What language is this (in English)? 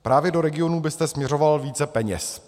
Czech